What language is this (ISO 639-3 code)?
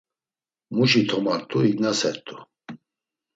lzz